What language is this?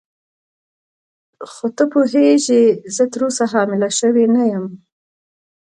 Pashto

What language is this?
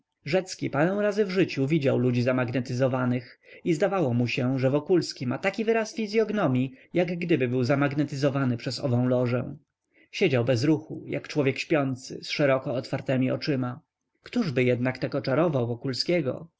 Polish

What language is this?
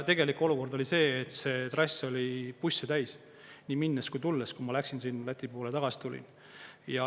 Estonian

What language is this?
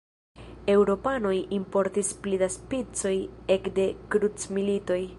Esperanto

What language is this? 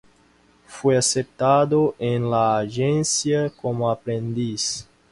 Spanish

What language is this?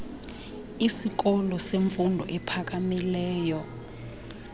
Xhosa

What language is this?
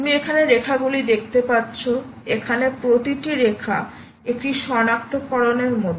Bangla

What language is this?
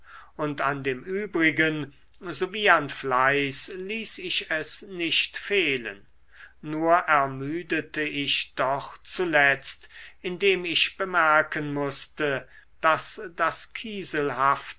German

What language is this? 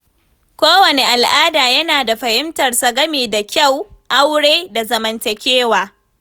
Hausa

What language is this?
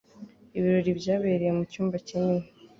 Kinyarwanda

